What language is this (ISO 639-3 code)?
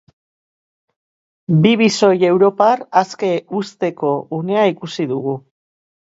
eus